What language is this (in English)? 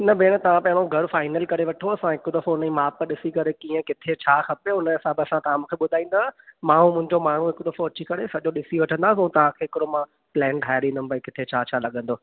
Sindhi